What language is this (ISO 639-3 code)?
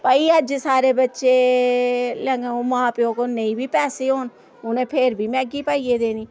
doi